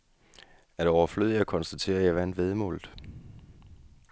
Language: Danish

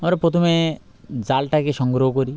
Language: Bangla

